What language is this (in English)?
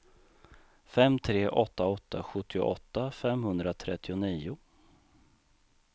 Swedish